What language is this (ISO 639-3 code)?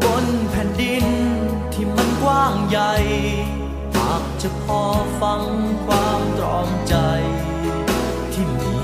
tha